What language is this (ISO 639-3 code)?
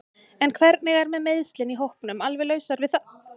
isl